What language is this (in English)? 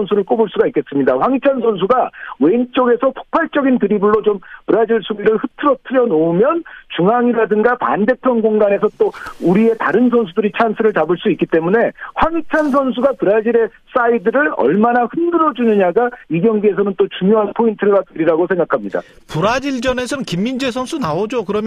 Korean